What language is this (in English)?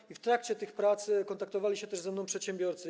Polish